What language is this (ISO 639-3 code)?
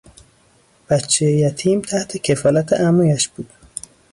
fas